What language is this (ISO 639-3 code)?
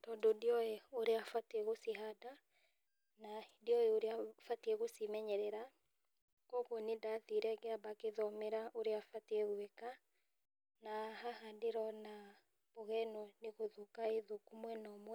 kik